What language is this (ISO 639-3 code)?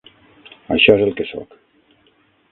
cat